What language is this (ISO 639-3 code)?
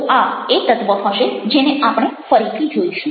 guj